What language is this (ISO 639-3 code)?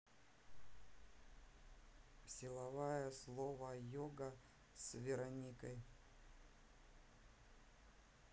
rus